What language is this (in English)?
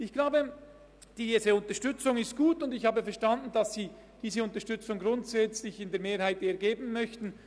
Swiss German